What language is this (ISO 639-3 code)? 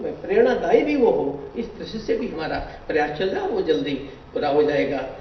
hin